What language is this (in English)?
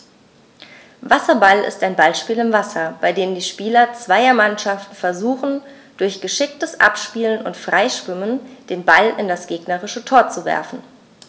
German